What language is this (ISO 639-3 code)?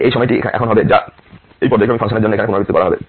ben